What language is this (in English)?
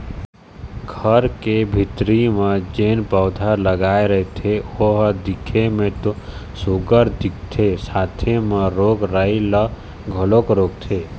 Chhattisgarhi